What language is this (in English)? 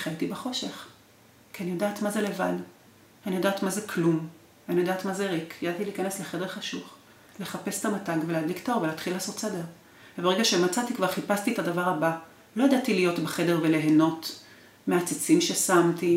Hebrew